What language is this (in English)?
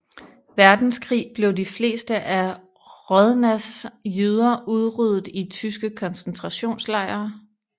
Danish